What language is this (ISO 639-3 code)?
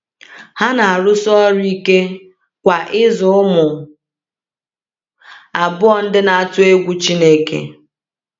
ibo